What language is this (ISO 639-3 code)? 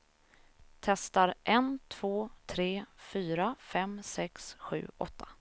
swe